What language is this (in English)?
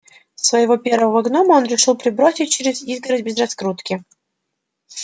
Russian